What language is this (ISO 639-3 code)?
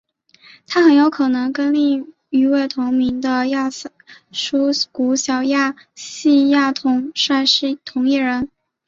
zho